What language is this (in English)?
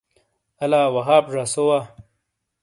Shina